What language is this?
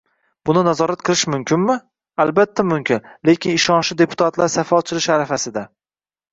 Uzbek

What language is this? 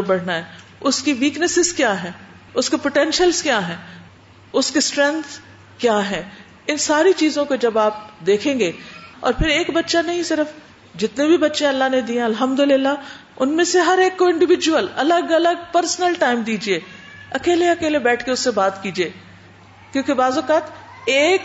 Urdu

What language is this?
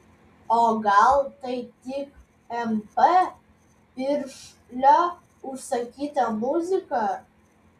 Lithuanian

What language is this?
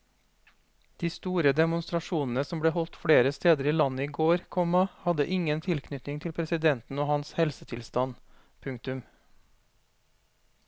Norwegian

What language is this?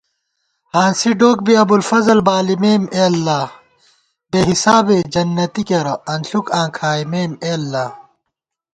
Gawar-Bati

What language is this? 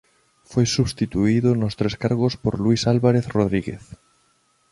Galician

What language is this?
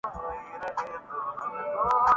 Urdu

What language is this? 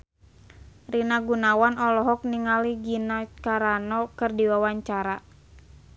Sundanese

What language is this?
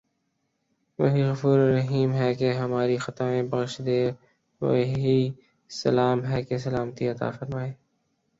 Urdu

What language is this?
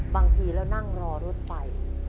Thai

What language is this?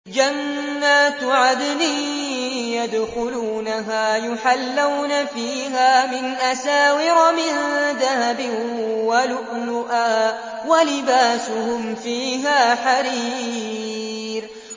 Arabic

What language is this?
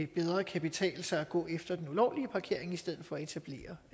Danish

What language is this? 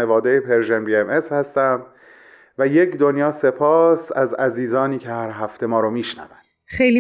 Persian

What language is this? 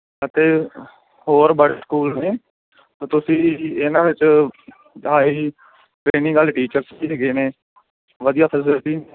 Punjabi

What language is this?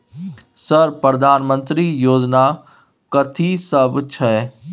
Maithili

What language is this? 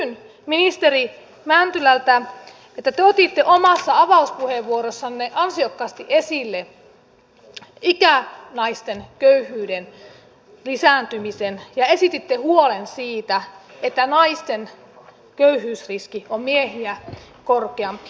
Finnish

